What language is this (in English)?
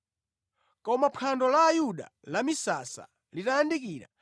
Nyanja